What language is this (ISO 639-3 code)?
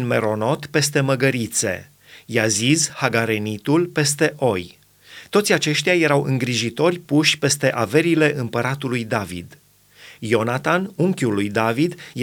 ron